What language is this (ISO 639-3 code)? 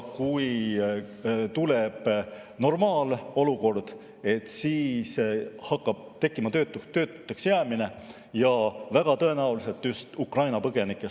est